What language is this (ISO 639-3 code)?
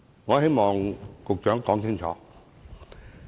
yue